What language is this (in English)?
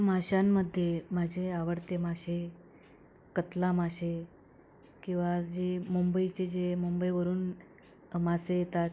Marathi